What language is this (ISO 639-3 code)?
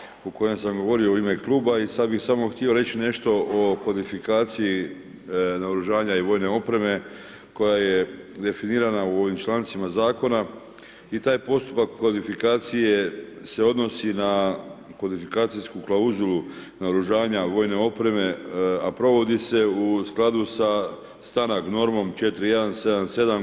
hrv